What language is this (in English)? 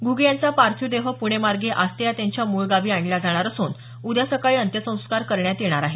Marathi